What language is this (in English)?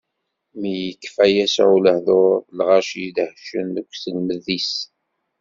Kabyle